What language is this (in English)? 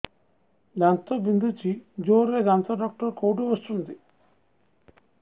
Odia